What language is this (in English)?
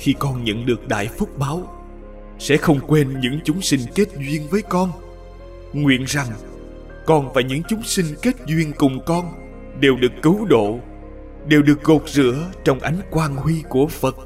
Vietnamese